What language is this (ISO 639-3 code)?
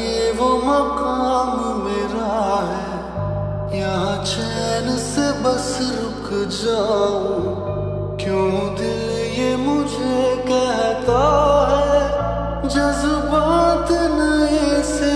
ron